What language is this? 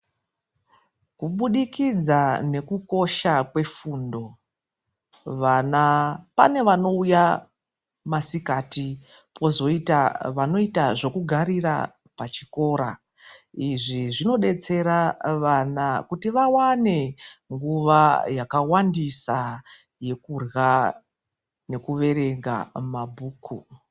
Ndau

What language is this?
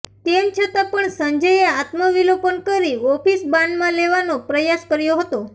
Gujarati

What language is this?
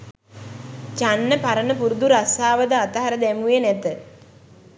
Sinhala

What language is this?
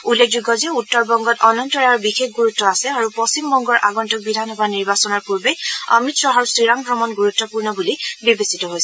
Assamese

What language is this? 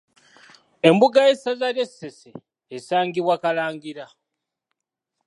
Ganda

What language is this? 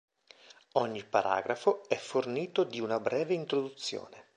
Italian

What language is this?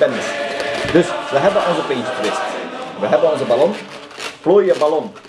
Dutch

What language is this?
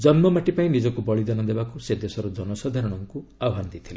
Odia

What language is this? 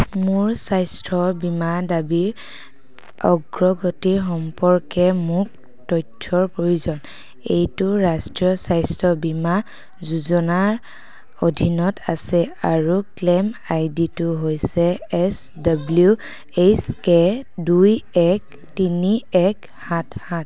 Assamese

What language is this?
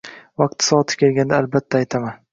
Uzbek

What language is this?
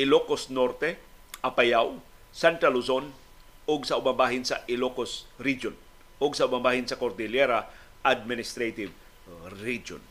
Filipino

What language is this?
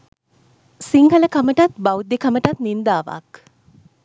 Sinhala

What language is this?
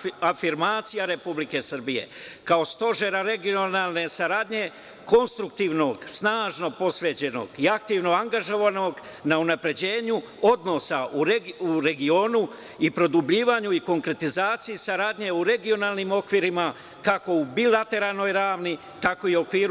Serbian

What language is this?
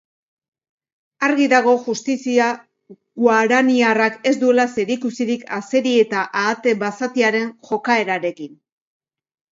Basque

